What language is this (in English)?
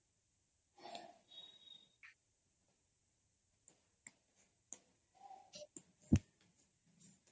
Odia